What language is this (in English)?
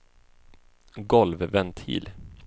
Swedish